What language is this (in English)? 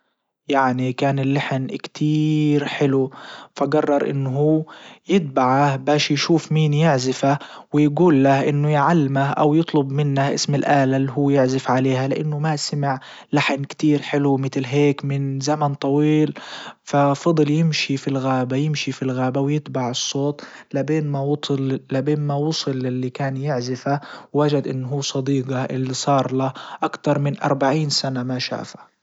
Libyan Arabic